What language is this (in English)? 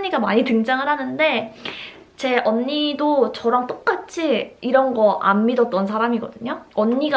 Korean